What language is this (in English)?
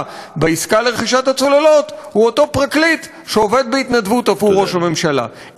Hebrew